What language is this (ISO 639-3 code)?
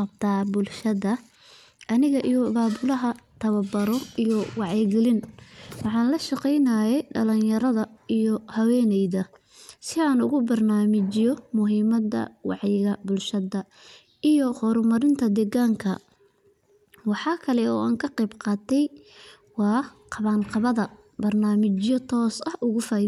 som